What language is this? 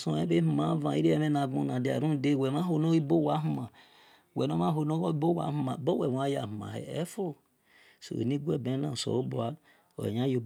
Esan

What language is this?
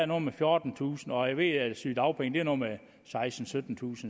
Danish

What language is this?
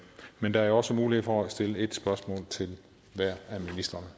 Danish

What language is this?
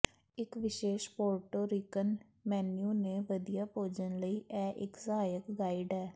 Punjabi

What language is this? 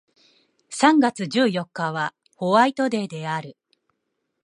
Japanese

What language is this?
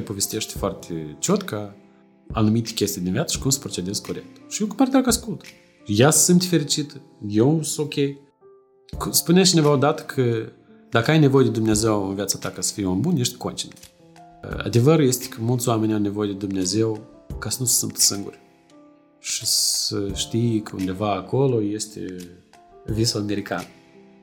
Romanian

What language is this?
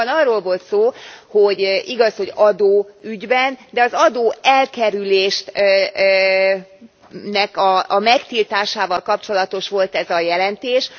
Hungarian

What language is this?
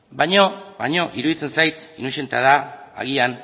Basque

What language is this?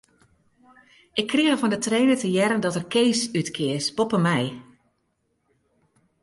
Western Frisian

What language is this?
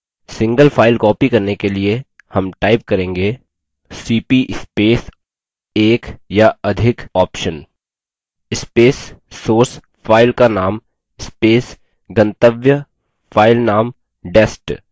Hindi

